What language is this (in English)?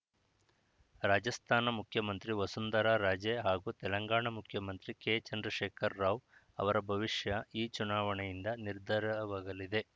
Kannada